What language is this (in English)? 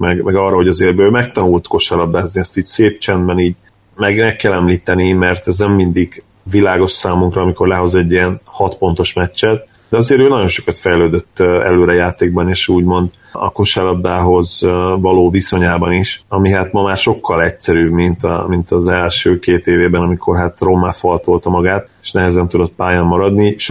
Hungarian